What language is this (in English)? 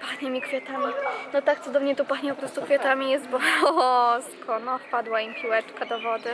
Polish